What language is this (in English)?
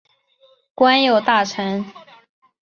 Chinese